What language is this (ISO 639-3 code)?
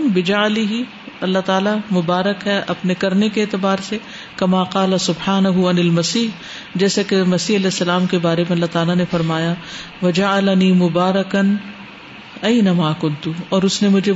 urd